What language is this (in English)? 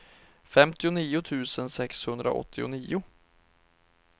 Swedish